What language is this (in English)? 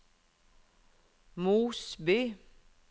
Norwegian